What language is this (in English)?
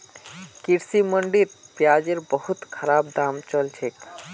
Magahi